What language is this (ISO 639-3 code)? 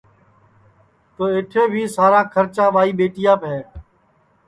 ssi